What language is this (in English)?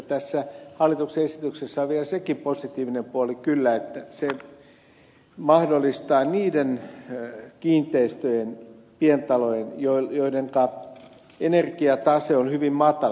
Finnish